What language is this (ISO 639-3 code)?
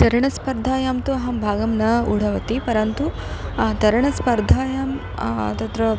san